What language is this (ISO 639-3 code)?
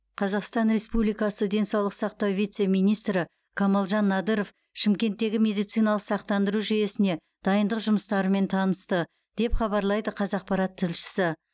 kaz